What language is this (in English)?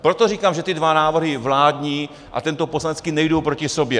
Czech